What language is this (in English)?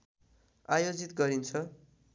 Nepali